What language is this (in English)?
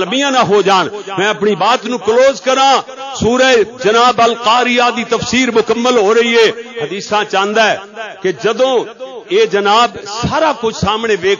Arabic